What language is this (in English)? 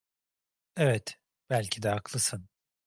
Turkish